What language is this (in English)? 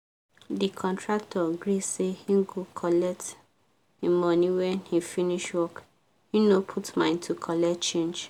Nigerian Pidgin